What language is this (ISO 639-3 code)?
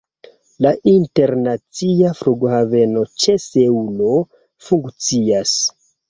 epo